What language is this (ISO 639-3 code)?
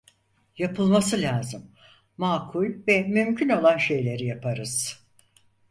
tur